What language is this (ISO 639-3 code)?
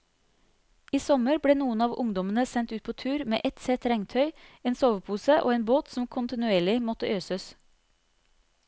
nor